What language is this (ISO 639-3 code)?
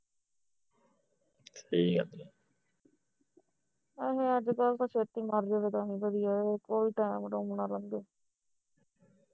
pan